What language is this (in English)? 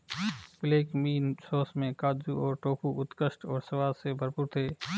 Hindi